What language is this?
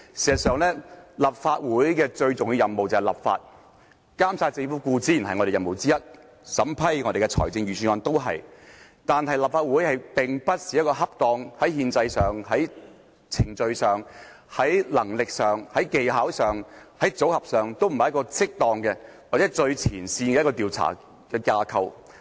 Cantonese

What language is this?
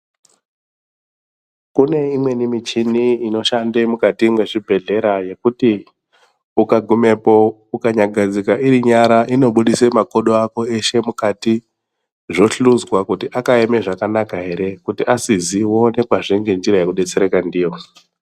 Ndau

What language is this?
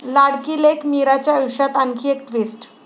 Marathi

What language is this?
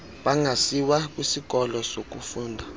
Xhosa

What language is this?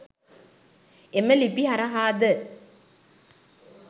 Sinhala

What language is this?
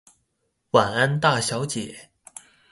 Chinese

